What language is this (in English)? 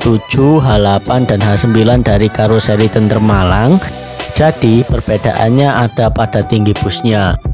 Indonesian